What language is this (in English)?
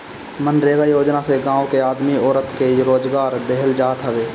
Bhojpuri